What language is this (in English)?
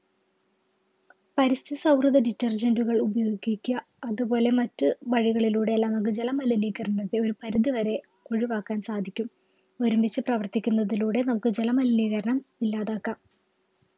Malayalam